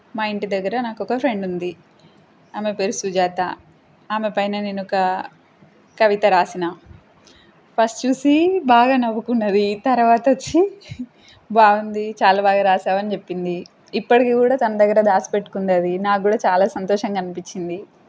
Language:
Telugu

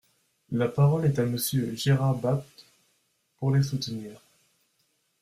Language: French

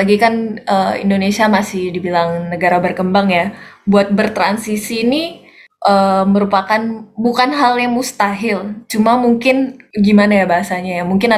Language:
Indonesian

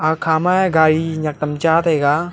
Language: Wancho Naga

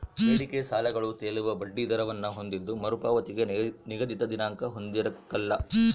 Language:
Kannada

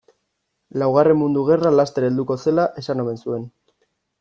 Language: Basque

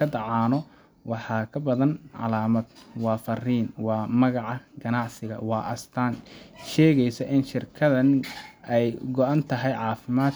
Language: Somali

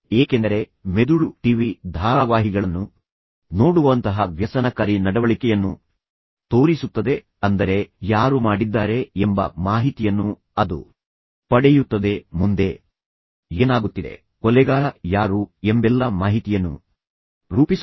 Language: Kannada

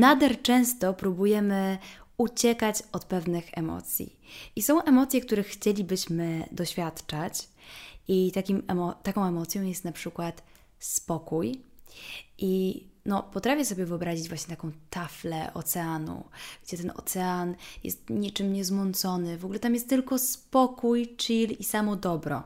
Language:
Polish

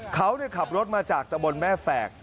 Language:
Thai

